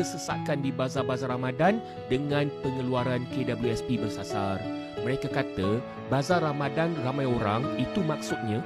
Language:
Malay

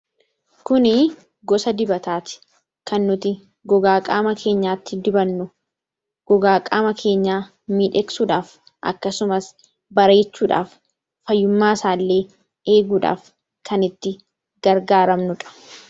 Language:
Oromo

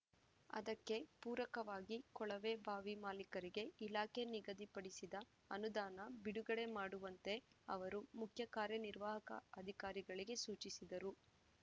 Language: Kannada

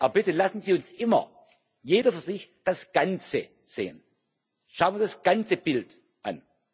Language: German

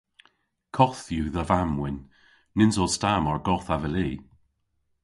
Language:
Cornish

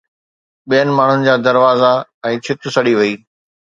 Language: Sindhi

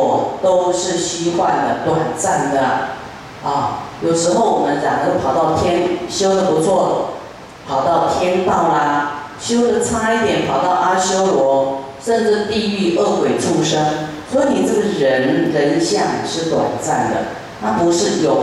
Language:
Chinese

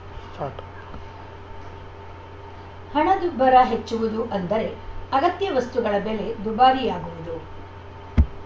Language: Kannada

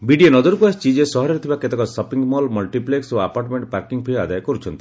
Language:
Odia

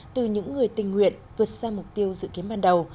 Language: Vietnamese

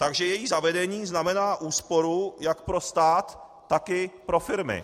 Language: Czech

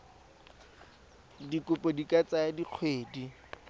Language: Tswana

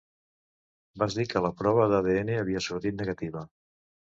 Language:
Catalan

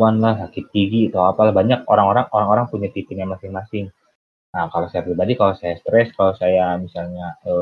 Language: Indonesian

